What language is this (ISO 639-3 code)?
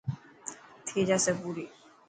mki